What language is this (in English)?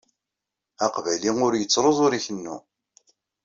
Kabyle